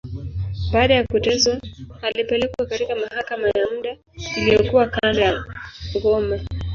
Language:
Swahili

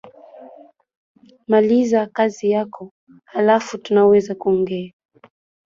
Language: Swahili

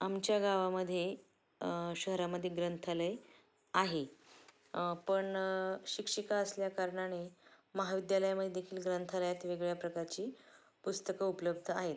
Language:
Marathi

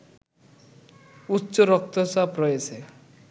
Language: Bangla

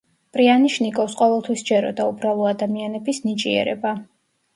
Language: Georgian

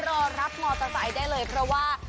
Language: Thai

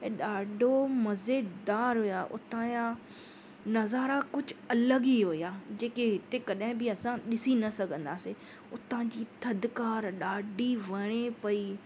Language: Sindhi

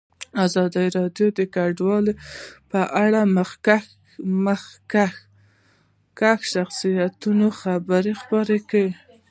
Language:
Pashto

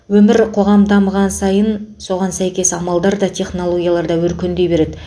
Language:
Kazakh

